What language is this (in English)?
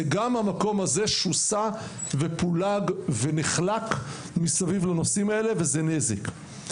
Hebrew